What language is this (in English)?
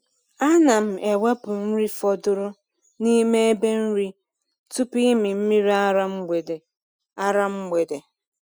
Igbo